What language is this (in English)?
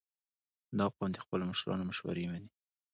Pashto